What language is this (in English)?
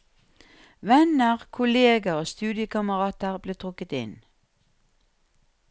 Norwegian